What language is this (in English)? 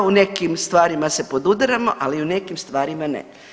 Croatian